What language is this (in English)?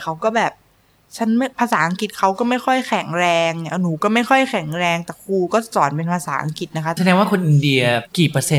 Thai